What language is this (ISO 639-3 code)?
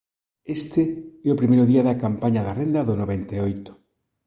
glg